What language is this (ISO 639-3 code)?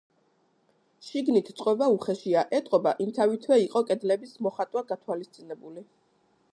kat